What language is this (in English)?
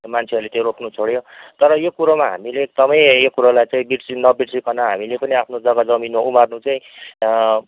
Nepali